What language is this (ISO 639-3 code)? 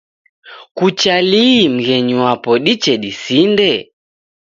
dav